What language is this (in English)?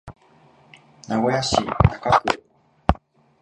Japanese